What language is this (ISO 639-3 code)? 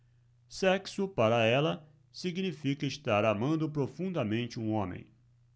por